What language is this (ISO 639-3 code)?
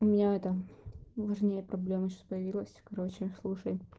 rus